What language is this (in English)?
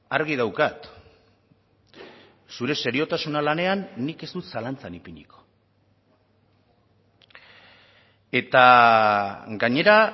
Basque